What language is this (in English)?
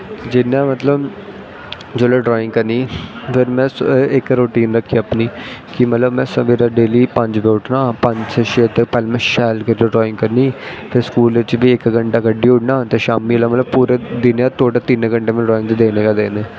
Dogri